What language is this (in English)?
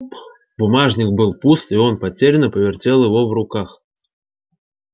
Russian